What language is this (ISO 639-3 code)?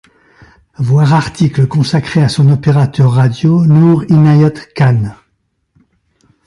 fra